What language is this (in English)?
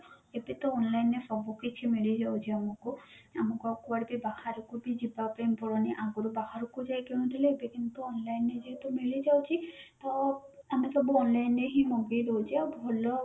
Odia